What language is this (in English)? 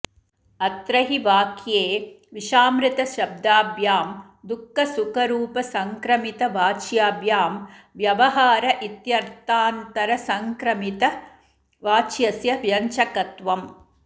Sanskrit